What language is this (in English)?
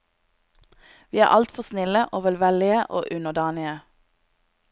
Norwegian